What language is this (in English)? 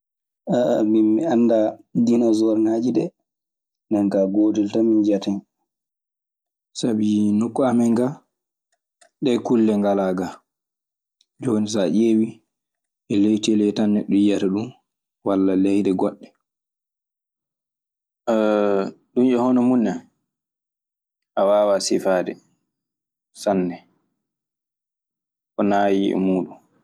Maasina Fulfulde